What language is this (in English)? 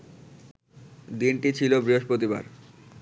Bangla